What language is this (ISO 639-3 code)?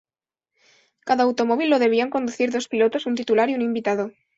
spa